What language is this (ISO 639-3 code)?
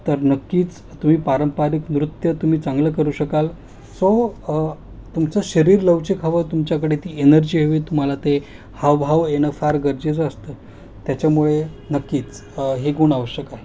mar